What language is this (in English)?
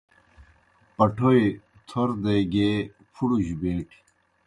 Kohistani Shina